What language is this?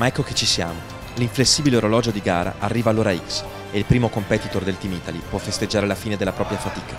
Italian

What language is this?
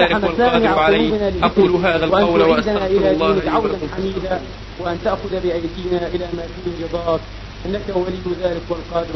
Arabic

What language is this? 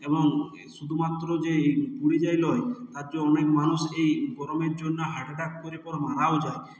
Bangla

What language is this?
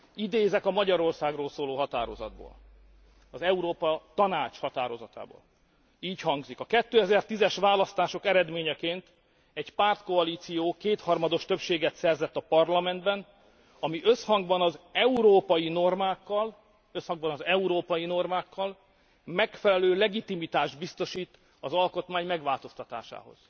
Hungarian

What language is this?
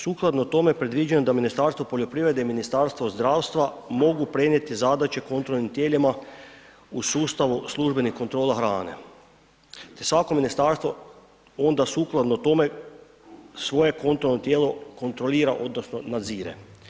Croatian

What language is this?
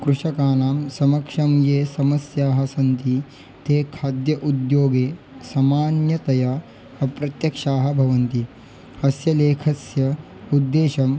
Sanskrit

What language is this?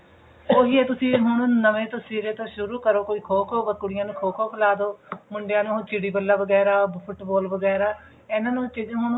Punjabi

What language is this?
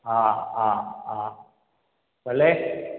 Sindhi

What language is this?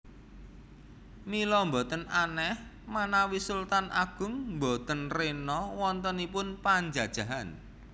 Javanese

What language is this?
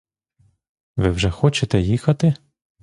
Ukrainian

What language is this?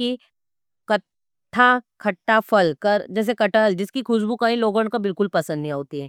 Nimadi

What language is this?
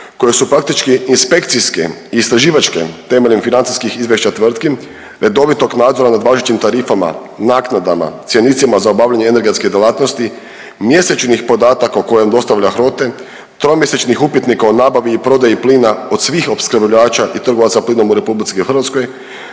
Croatian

